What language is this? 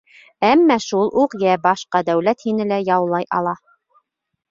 Bashkir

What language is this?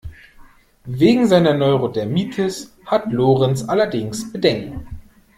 German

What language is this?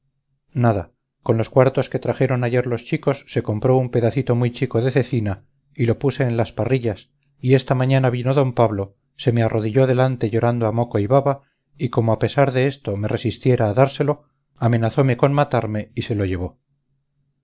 Spanish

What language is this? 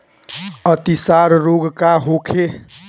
Bhojpuri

